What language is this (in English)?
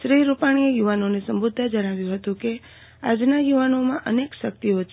Gujarati